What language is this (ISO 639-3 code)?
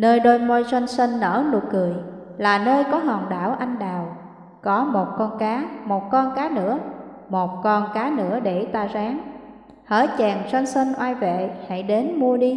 vie